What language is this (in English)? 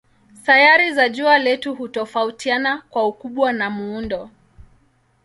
Swahili